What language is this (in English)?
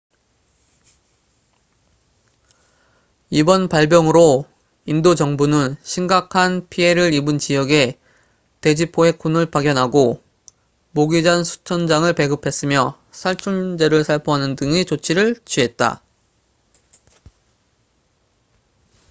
Korean